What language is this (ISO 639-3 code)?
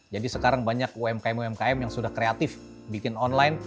ind